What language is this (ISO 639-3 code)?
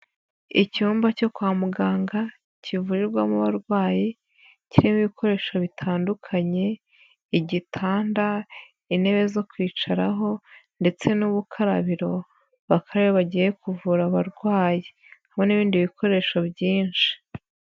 kin